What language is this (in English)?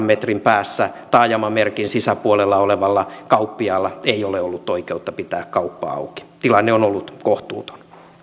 Finnish